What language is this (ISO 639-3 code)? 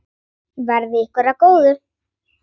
isl